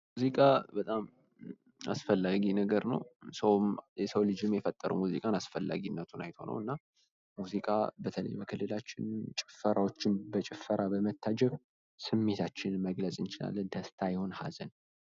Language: Amharic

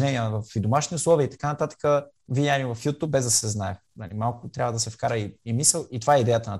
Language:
Bulgarian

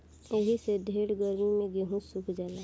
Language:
Bhojpuri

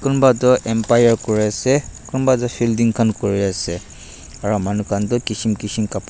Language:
Naga Pidgin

